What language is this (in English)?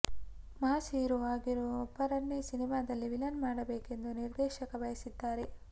Kannada